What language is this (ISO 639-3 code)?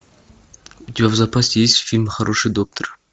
rus